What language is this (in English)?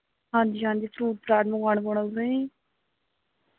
Dogri